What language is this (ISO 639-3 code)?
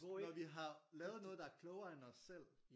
dan